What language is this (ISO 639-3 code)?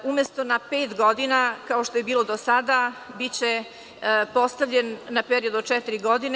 srp